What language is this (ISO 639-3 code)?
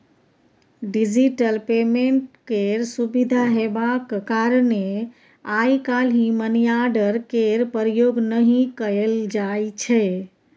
mai